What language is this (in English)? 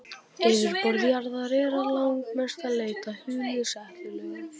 Icelandic